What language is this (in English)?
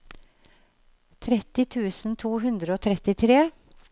Norwegian